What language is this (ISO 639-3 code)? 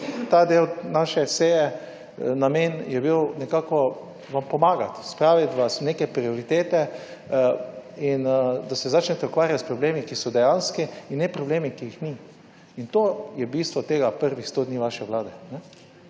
slv